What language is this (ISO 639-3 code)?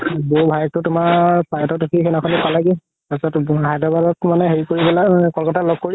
asm